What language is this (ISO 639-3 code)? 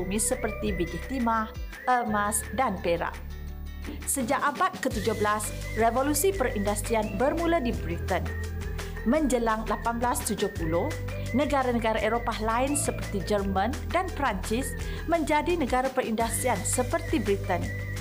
msa